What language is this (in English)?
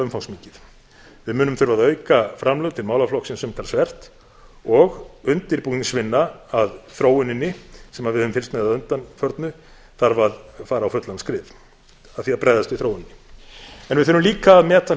Icelandic